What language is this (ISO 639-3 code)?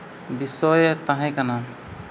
sat